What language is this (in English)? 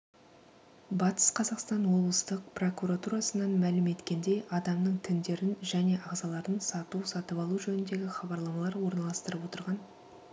Kazakh